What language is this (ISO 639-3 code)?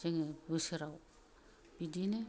brx